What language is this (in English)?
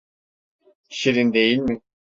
Turkish